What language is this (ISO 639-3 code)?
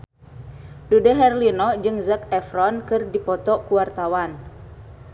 sun